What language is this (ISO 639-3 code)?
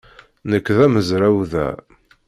kab